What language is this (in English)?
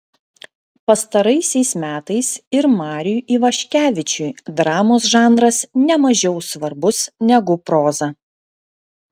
Lithuanian